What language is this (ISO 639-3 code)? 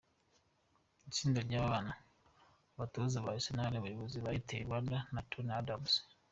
kin